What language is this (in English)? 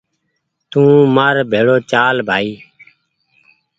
Goaria